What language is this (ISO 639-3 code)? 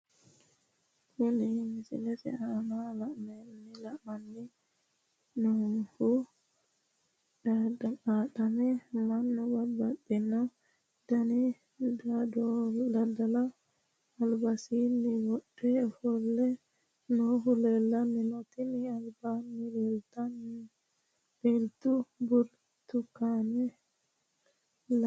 sid